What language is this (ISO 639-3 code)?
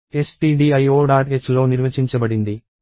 tel